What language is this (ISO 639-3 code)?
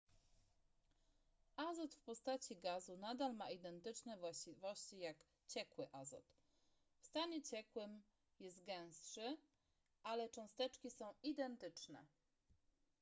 pol